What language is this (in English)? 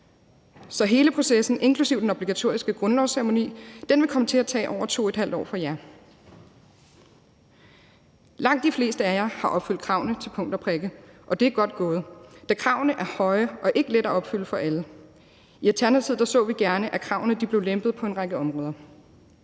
Danish